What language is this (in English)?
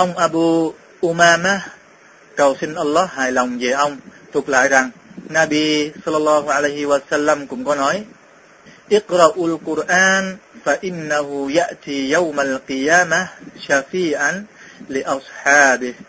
Vietnamese